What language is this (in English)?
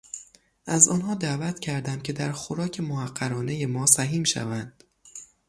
Persian